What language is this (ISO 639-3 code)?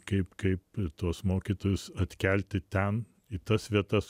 lit